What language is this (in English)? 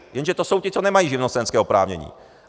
Czech